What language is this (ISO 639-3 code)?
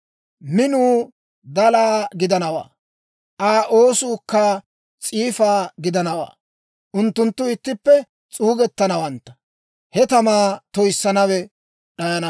dwr